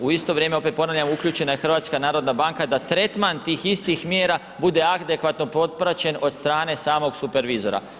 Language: Croatian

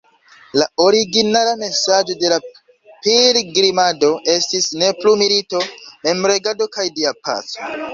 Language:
Esperanto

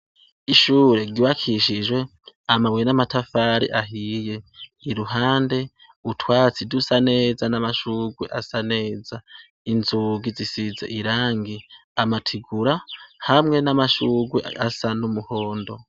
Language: Rundi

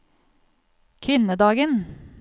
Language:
Norwegian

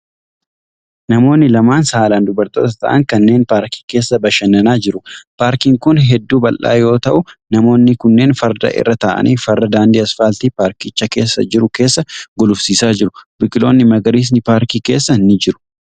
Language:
Oromo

